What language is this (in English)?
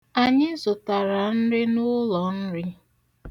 Igbo